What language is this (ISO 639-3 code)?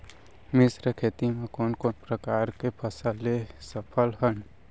hne